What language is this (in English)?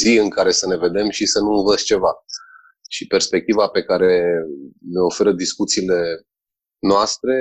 Romanian